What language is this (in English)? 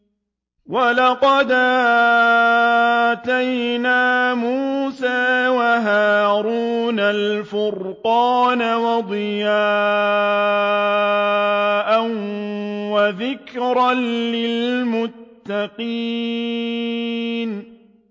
Arabic